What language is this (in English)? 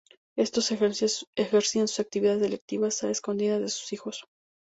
Spanish